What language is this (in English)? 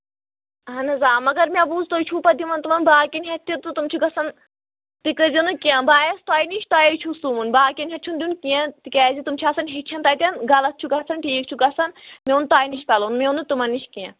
Kashmiri